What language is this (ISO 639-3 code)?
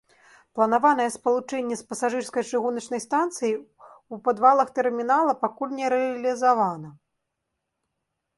bel